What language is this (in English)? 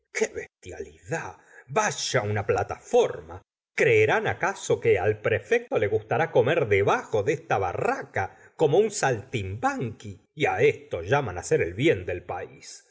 Spanish